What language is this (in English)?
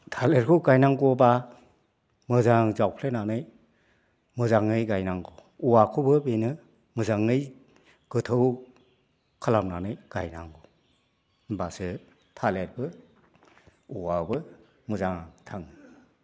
Bodo